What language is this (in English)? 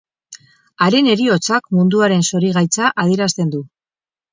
Basque